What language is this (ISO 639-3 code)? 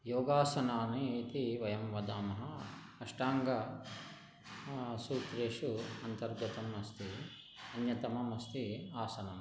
san